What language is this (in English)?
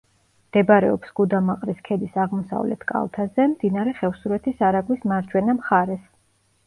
Georgian